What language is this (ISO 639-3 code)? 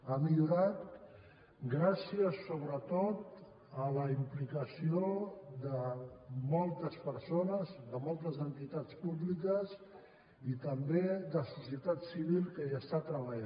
cat